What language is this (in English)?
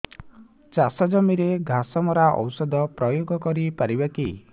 Odia